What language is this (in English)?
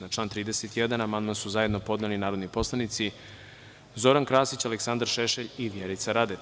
Serbian